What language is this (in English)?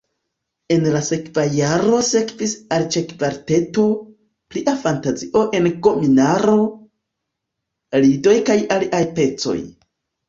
Esperanto